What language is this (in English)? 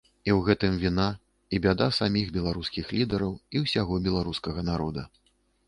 Belarusian